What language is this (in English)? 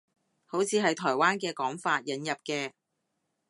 Cantonese